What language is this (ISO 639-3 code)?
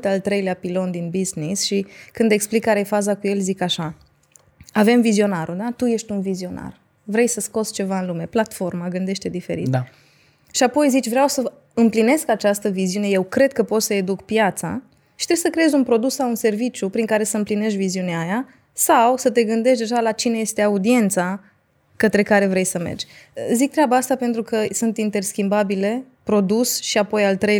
ron